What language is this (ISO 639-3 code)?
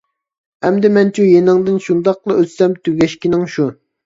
uig